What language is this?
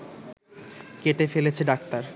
Bangla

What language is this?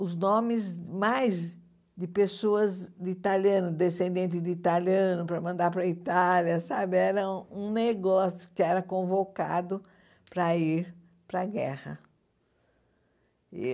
Portuguese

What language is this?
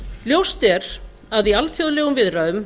Icelandic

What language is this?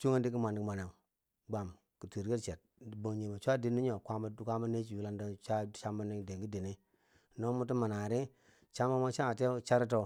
Bangwinji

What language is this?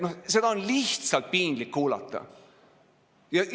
Estonian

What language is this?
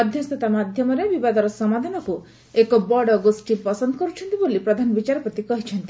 Odia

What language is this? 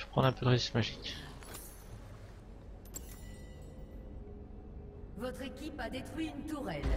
French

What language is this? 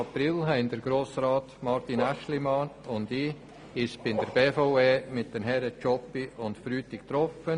Swiss German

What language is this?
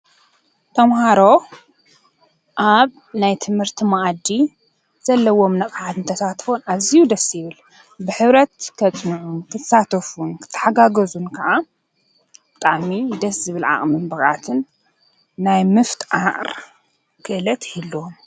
Tigrinya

